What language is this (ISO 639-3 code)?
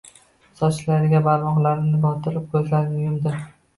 uzb